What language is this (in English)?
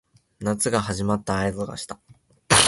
Japanese